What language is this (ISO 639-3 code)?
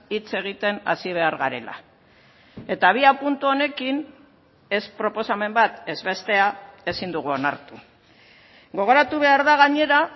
eus